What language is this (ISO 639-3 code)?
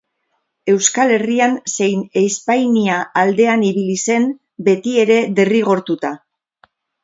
eus